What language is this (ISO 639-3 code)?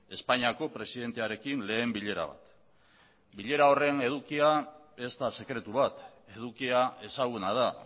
eus